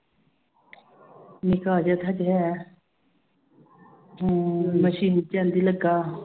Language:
Punjabi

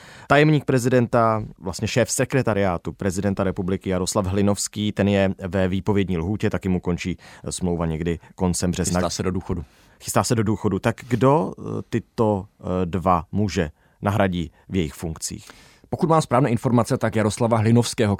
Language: Czech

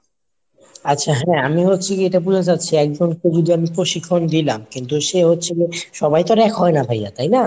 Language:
Bangla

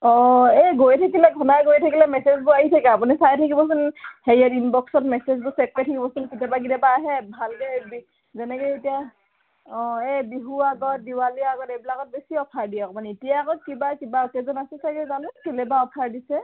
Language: Assamese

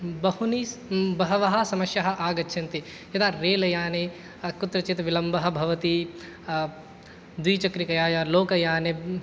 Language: Sanskrit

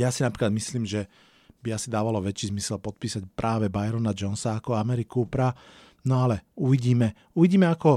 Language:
Slovak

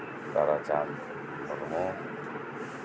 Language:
Santali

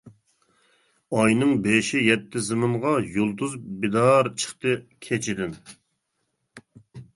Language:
Uyghur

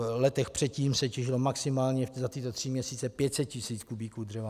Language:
Czech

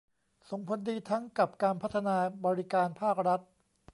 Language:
Thai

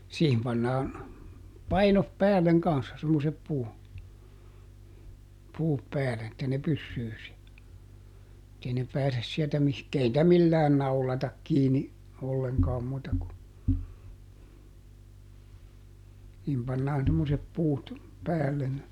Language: Finnish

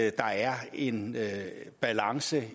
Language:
Danish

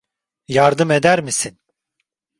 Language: Turkish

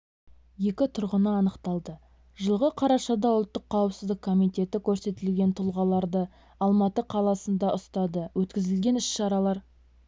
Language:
Kazakh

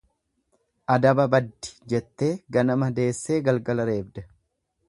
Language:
Oromo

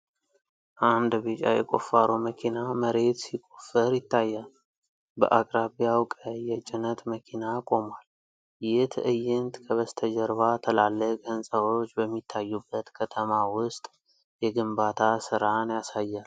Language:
Amharic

